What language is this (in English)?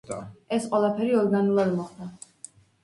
Georgian